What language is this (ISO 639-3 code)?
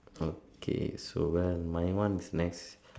eng